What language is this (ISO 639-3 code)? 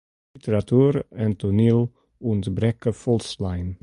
fry